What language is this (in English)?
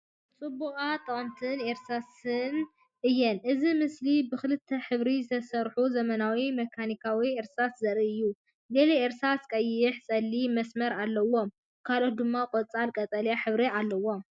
Tigrinya